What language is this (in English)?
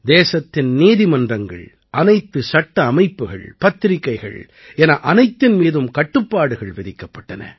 Tamil